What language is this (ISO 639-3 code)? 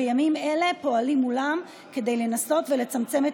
heb